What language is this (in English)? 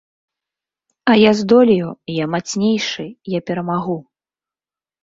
Belarusian